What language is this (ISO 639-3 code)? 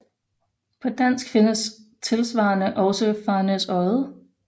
dan